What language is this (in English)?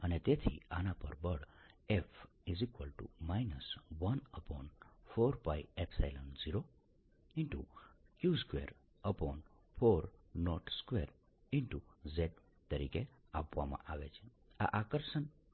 Gujarati